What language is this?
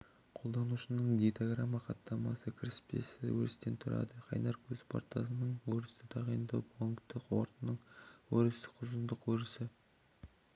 Kazakh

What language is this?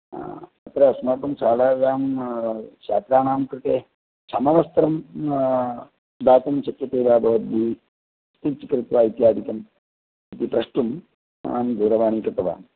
Sanskrit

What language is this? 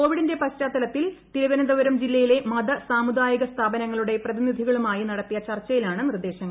Malayalam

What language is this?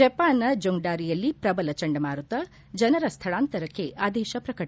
Kannada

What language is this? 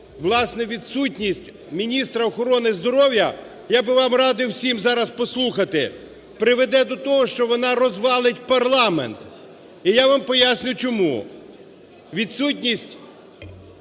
Ukrainian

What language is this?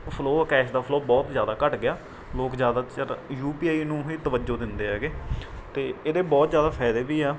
Punjabi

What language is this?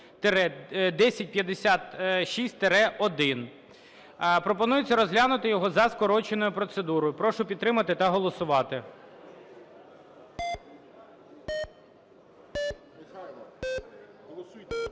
Ukrainian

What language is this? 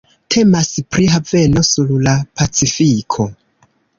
Esperanto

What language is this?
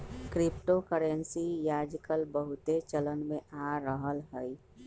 Magahi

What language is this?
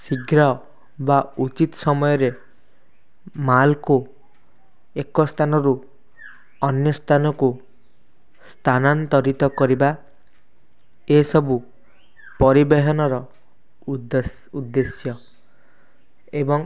Odia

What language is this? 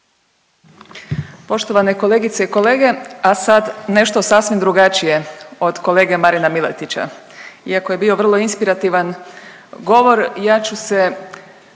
Croatian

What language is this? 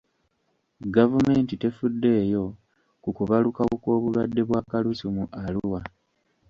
Ganda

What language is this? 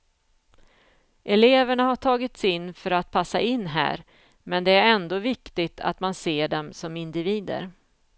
Swedish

